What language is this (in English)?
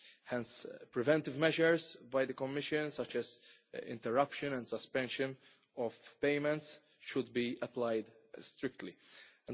English